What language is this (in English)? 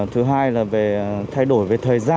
Vietnamese